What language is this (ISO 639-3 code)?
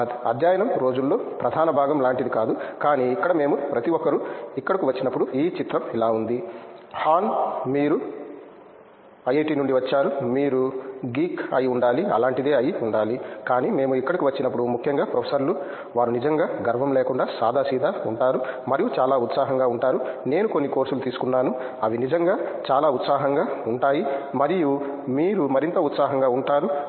tel